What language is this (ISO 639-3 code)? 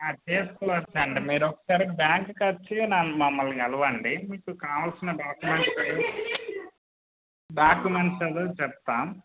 tel